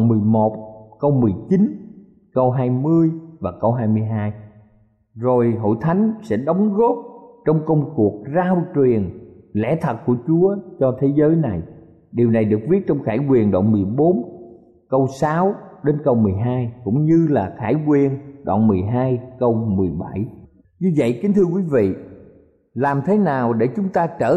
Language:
Vietnamese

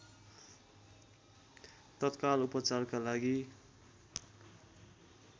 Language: Nepali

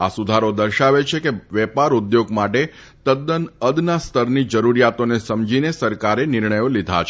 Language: Gujarati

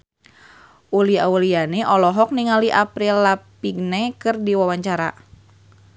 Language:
Sundanese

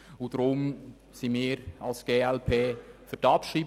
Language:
Swiss German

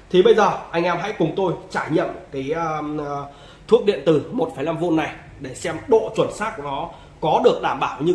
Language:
Vietnamese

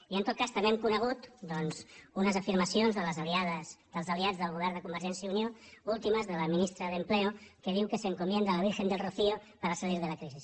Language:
Catalan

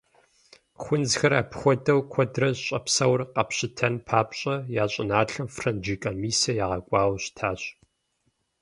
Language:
Kabardian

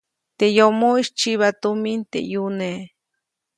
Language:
Copainalá Zoque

